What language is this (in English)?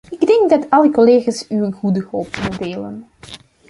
Dutch